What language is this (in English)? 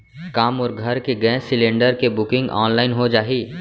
Chhattisgarhi